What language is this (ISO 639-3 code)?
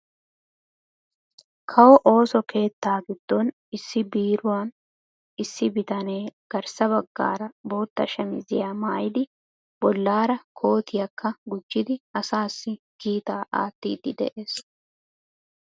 wal